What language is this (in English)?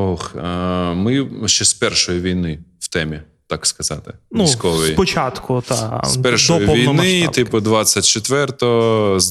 Ukrainian